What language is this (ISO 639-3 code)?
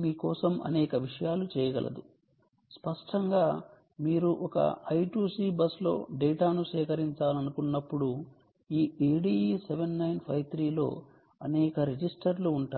tel